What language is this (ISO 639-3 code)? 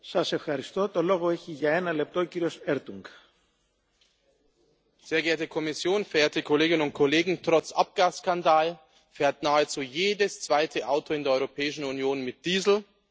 deu